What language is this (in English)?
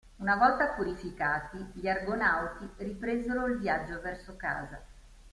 Italian